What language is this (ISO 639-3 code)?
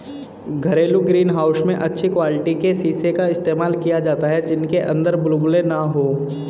hin